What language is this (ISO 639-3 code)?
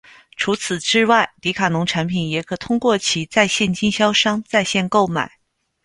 zho